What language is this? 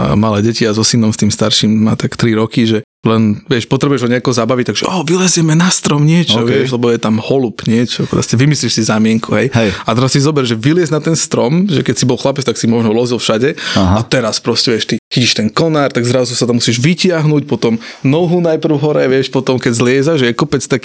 Slovak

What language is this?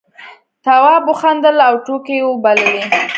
Pashto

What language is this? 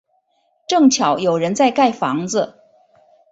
Chinese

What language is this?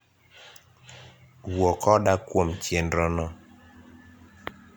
Luo (Kenya and Tanzania)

